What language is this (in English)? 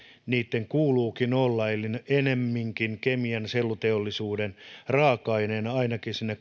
Finnish